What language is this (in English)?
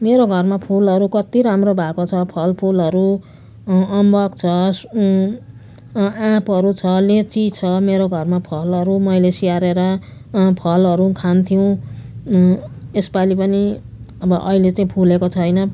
Nepali